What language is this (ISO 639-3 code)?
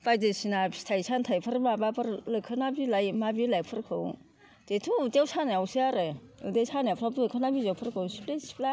brx